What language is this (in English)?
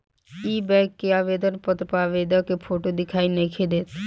Bhojpuri